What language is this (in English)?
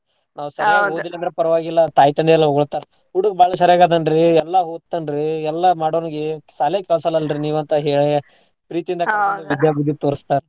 Kannada